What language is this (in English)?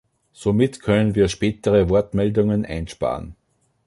German